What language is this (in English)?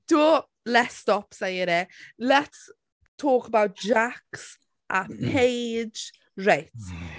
Welsh